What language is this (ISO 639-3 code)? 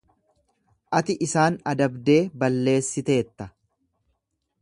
orm